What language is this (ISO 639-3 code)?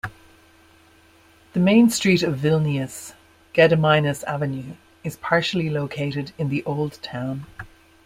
eng